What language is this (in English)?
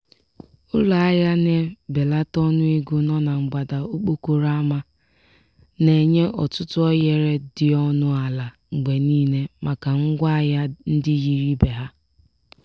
Igbo